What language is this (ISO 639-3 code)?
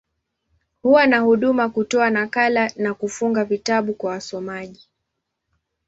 swa